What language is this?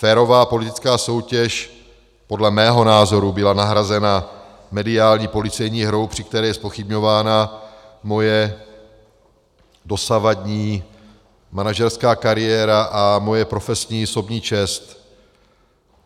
Czech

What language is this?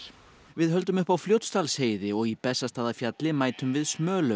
Icelandic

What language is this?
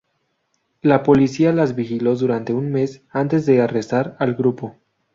Spanish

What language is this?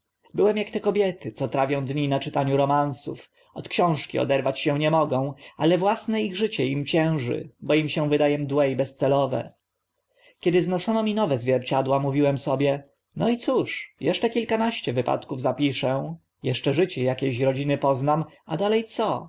Polish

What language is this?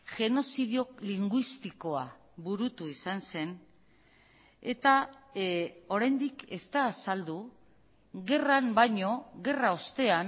Basque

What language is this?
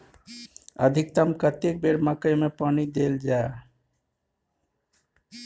Maithili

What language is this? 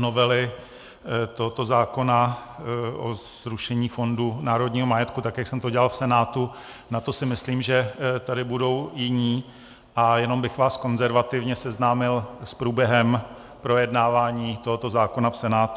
Czech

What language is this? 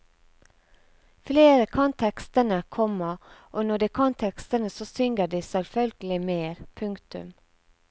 Norwegian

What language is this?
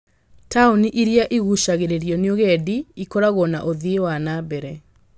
Kikuyu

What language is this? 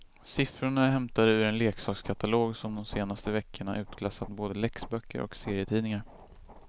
Swedish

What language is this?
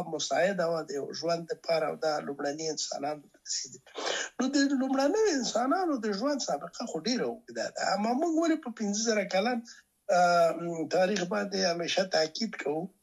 Persian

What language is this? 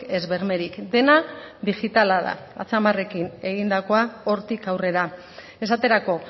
Basque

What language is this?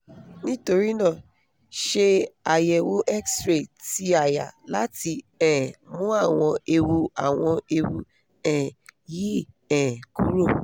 Yoruba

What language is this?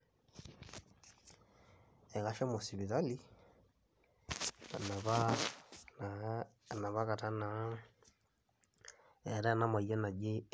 Masai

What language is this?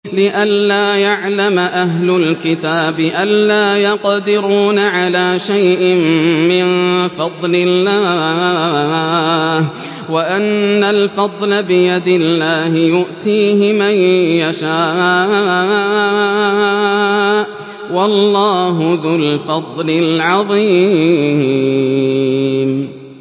Arabic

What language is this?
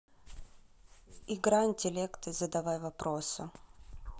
Russian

